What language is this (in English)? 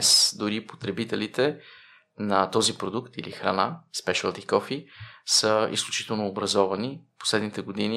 Bulgarian